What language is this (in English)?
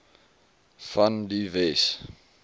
Afrikaans